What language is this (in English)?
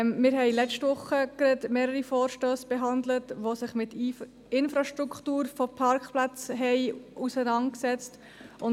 Swiss German